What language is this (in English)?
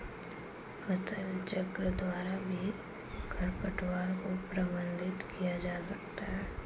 Hindi